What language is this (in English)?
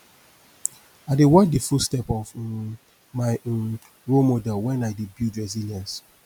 Nigerian Pidgin